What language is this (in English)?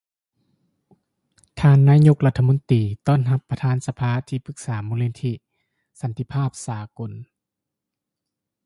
Lao